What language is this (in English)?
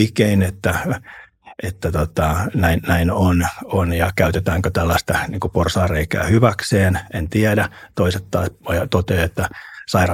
Finnish